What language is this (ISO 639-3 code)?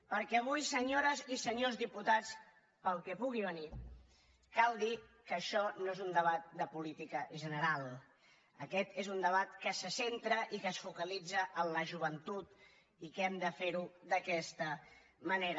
cat